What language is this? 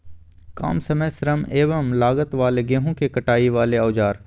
Magahi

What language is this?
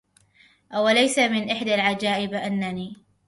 Arabic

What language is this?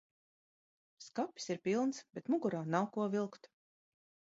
Latvian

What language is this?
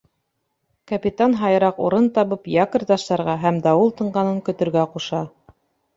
Bashkir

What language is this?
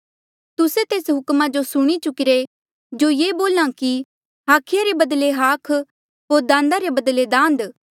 Mandeali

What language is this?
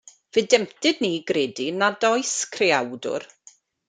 Welsh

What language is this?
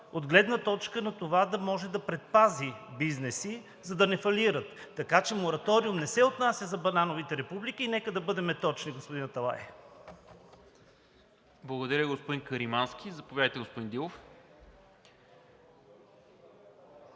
Bulgarian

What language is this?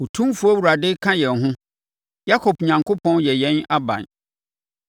Akan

